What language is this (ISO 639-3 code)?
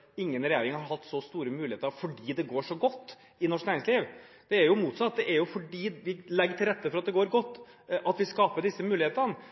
nob